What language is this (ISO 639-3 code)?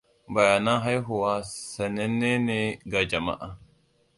hau